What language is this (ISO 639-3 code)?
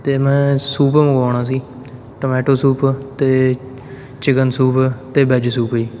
pan